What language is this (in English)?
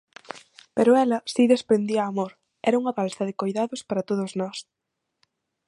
Galician